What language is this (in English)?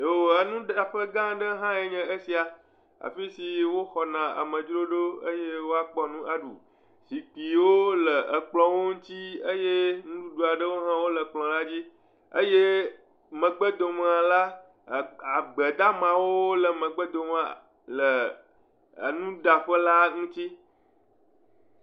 Ewe